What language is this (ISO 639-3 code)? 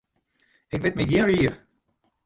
fry